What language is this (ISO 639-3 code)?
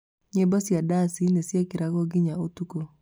kik